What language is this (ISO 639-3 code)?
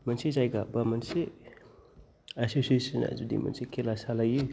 brx